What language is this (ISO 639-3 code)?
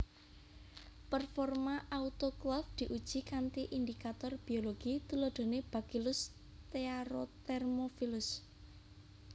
jav